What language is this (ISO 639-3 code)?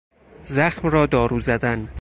fas